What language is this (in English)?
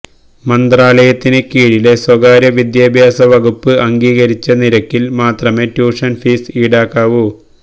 Malayalam